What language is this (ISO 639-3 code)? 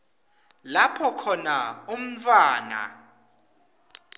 ssw